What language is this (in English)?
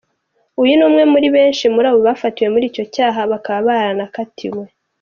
Kinyarwanda